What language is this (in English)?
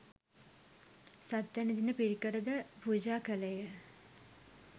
Sinhala